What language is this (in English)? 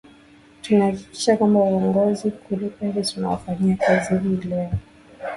Swahili